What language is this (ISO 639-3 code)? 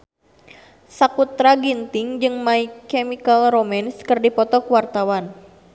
sun